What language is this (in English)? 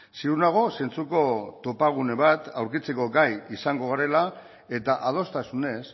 Basque